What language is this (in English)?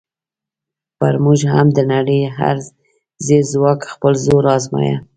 Pashto